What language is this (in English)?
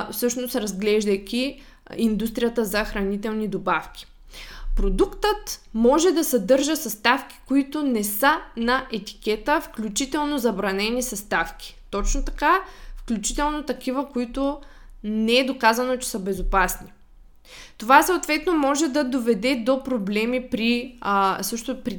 Bulgarian